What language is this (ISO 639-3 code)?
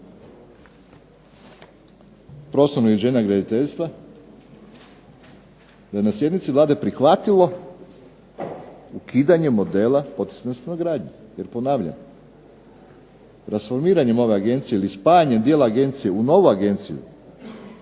hrv